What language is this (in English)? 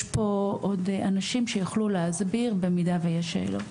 Hebrew